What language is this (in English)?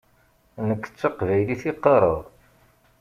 Kabyle